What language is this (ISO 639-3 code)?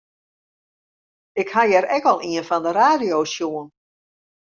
fry